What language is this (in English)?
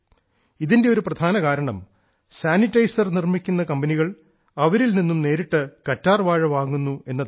Malayalam